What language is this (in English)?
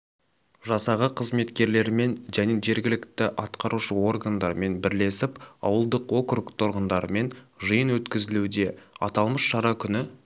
Kazakh